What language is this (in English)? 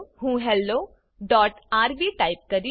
Gujarati